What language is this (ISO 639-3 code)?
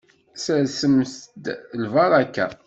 kab